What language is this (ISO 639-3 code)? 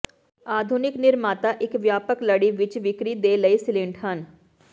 pan